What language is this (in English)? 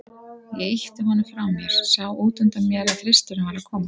Icelandic